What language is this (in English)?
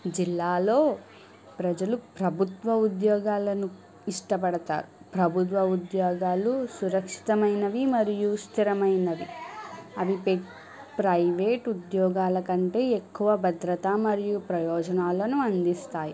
Telugu